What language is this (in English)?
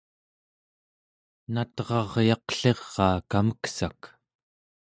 Central Yupik